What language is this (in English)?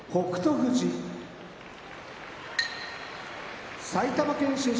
Japanese